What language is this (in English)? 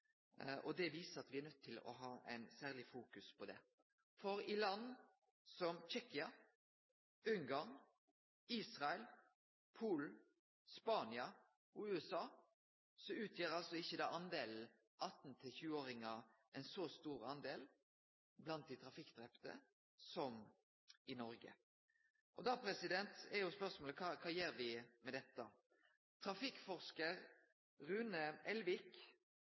Norwegian Nynorsk